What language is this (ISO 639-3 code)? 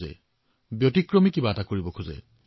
asm